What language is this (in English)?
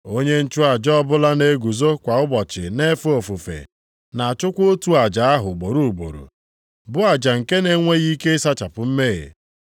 Igbo